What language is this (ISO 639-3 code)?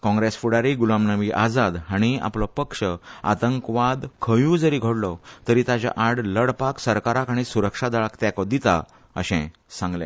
kok